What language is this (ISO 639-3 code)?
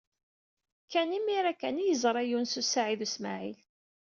kab